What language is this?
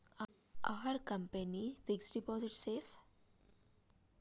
Telugu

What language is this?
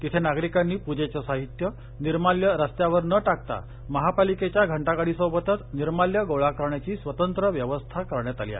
Marathi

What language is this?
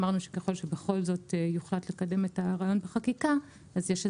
Hebrew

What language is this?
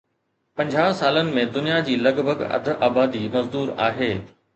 Sindhi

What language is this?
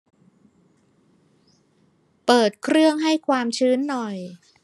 Thai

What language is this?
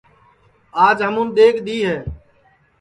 Sansi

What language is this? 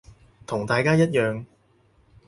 Cantonese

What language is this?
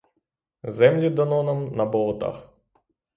Ukrainian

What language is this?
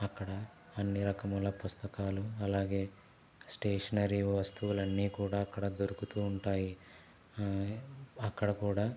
Telugu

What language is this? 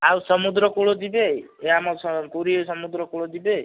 Odia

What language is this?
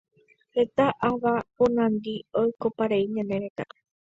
Guarani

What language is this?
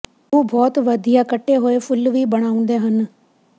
Punjabi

